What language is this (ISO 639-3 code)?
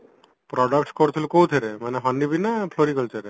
ori